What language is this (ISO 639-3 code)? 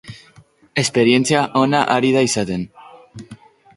eus